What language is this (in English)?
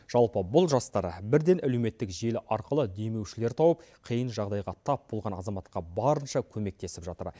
Kazakh